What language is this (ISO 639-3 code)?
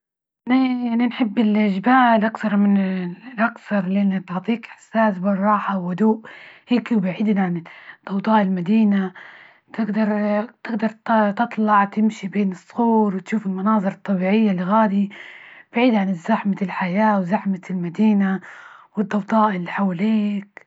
ayl